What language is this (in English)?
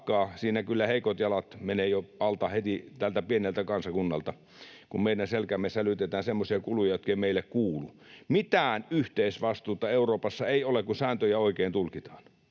Finnish